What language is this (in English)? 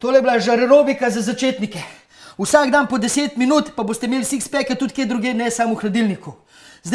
Slovenian